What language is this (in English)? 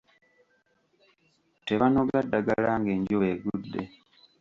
Ganda